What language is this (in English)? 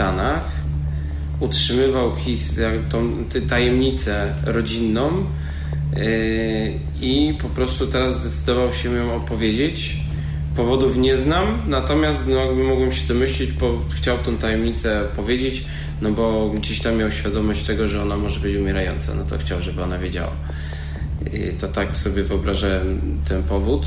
Polish